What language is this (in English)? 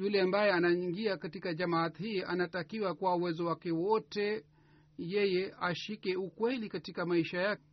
Swahili